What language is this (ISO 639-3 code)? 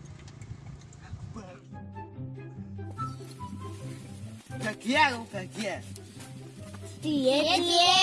ind